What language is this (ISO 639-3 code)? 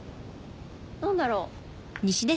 jpn